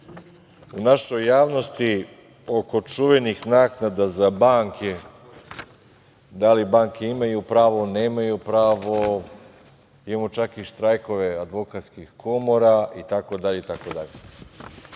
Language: Serbian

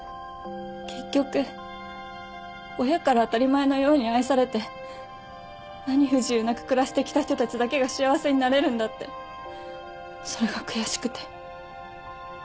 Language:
Japanese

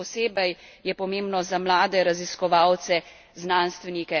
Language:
Slovenian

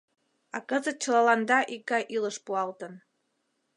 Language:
Mari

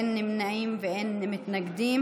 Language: Hebrew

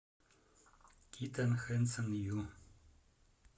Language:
Russian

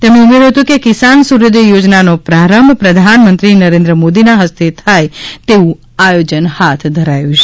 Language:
Gujarati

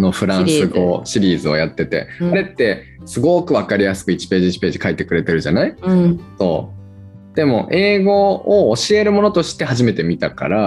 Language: Japanese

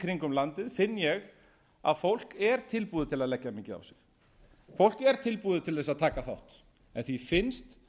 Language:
Icelandic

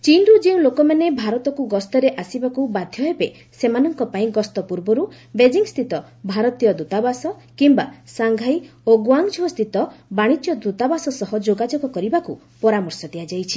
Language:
Odia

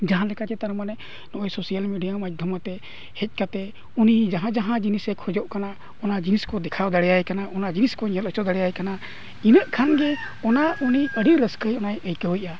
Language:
Santali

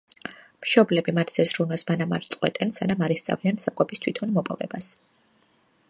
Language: Georgian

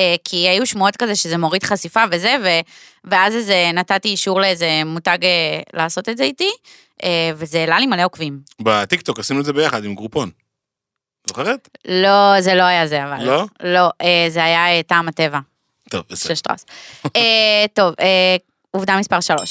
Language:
Hebrew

